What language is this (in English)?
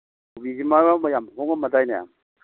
Manipuri